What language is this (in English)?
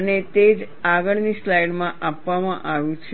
Gujarati